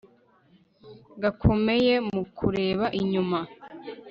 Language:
Kinyarwanda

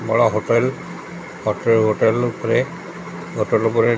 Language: Odia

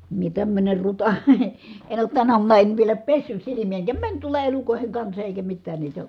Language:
Finnish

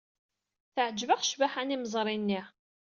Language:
Kabyle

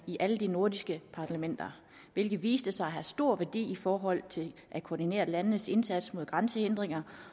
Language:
Danish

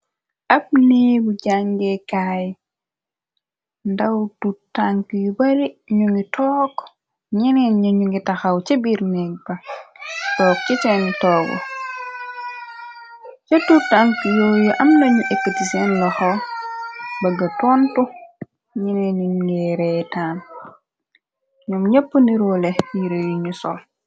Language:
Wolof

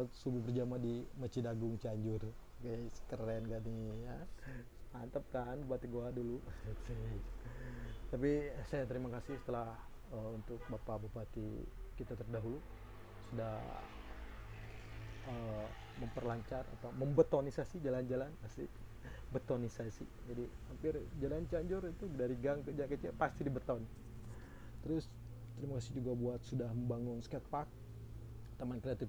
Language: Indonesian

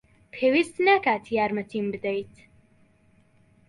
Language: Central Kurdish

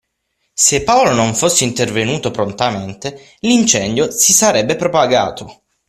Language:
Italian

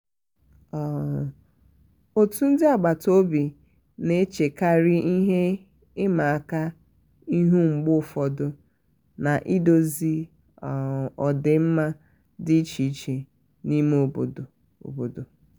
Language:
Igbo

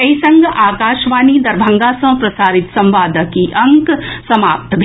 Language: Maithili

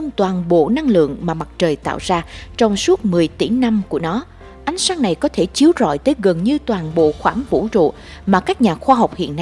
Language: Vietnamese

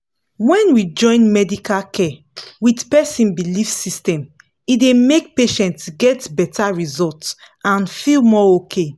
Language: Nigerian Pidgin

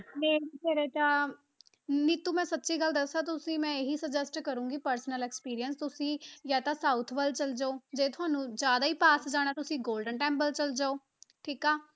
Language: Punjabi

